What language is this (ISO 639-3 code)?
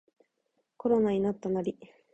jpn